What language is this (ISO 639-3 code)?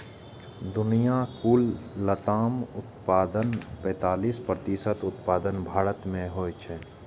mai